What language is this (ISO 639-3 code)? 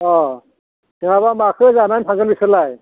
brx